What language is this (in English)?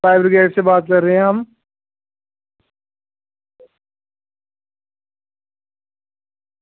Dogri